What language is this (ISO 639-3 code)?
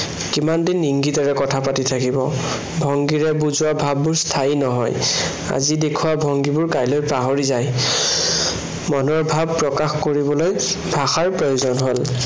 asm